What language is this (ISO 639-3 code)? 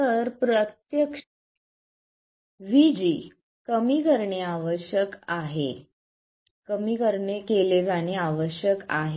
mar